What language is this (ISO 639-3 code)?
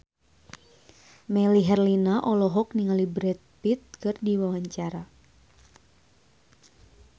sun